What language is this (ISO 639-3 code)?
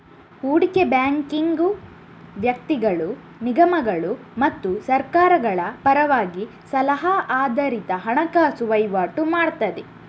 kan